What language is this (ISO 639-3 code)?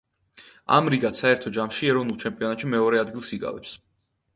kat